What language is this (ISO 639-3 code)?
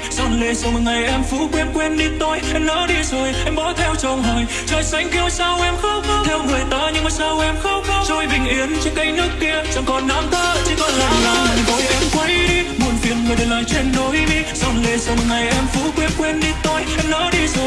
vie